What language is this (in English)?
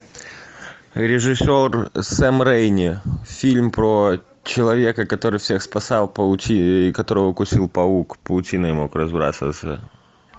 Russian